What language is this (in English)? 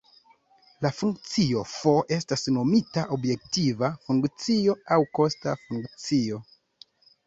Esperanto